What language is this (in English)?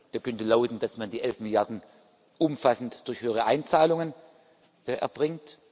German